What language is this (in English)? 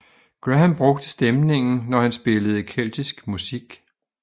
Danish